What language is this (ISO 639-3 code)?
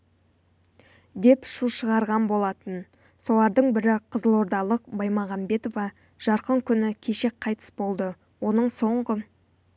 kaz